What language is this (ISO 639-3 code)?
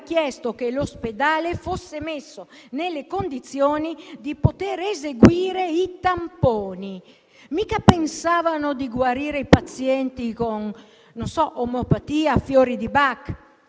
ita